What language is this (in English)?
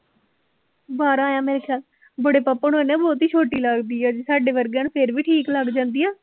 Punjabi